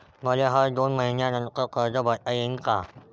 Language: Marathi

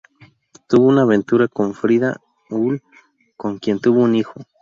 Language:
Spanish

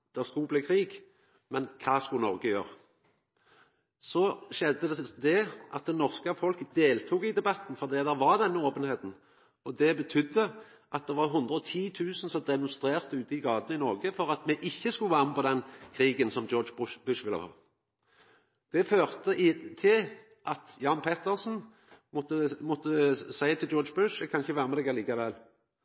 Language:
Norwegian Nynorsk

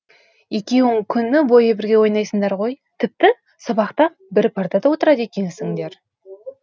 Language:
Kazakh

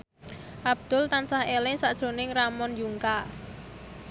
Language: Javanese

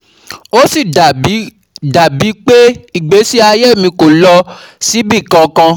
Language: Yoruba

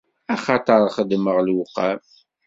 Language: Kabyle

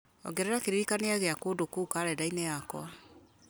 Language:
Kikuyu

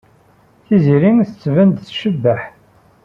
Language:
Kabyle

